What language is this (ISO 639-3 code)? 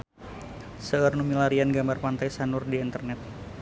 sun